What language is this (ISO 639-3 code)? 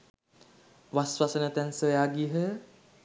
sin